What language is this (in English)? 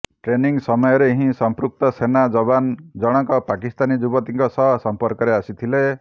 Odia